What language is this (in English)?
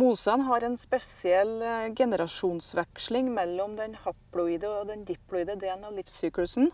Norwegian